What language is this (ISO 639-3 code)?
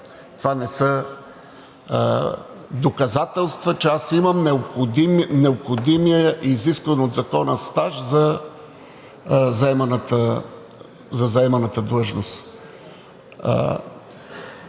bul